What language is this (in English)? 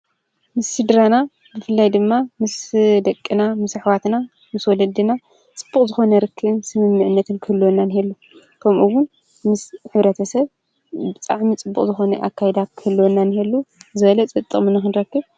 Tigrinya